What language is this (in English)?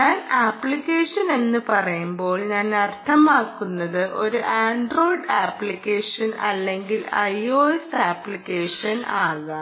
Malayalam